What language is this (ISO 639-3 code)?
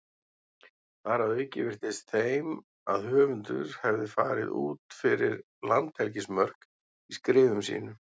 isl